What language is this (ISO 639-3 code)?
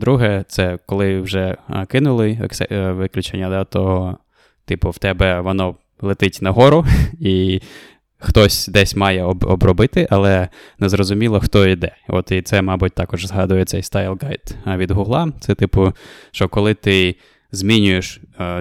ukr